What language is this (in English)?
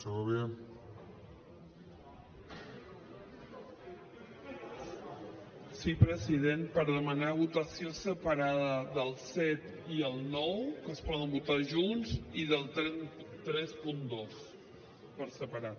Catalan